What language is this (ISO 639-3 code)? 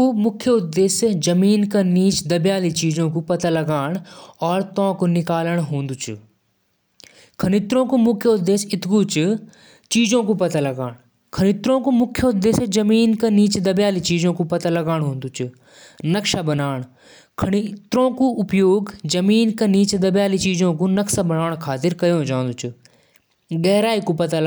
jns